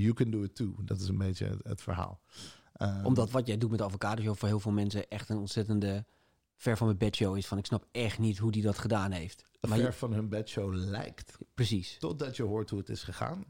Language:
Dutch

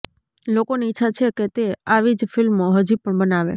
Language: Gujarati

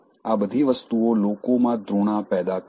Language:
Gujarati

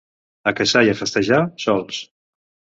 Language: Catalan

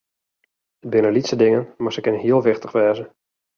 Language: Western Frisian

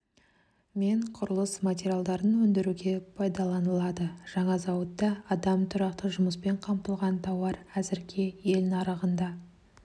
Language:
Kazakh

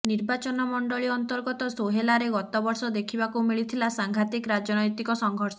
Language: Odia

